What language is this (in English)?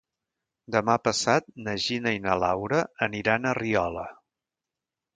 Catalan